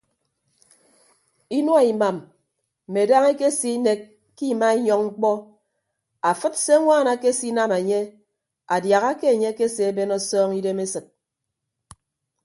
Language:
Ibibio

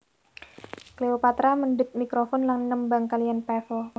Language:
Javanese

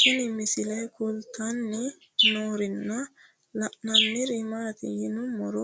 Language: Sidamo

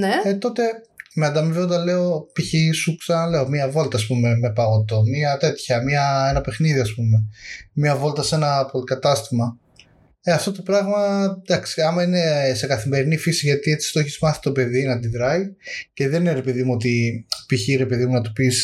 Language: Greek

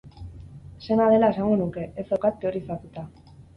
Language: Basque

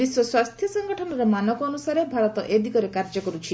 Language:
Odia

